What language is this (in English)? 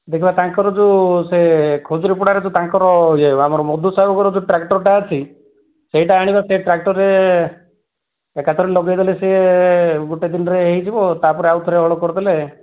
Odia